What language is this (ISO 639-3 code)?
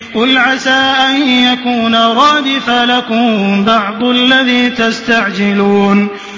ara